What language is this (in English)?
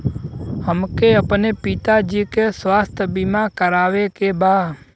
Bhojpuri